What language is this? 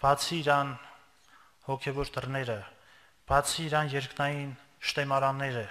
Turkish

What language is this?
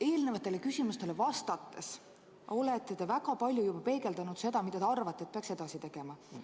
Estonian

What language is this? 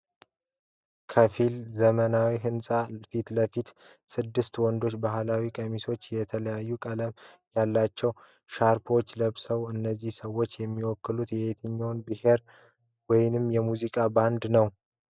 Amharic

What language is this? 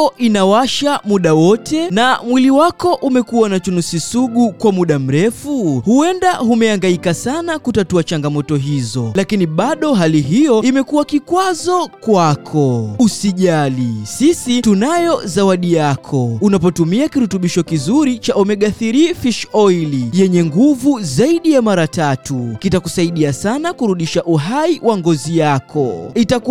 Swahili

